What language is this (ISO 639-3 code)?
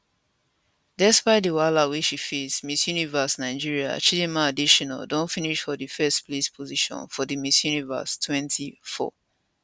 pcm